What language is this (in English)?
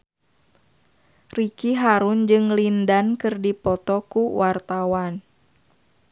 Sundanese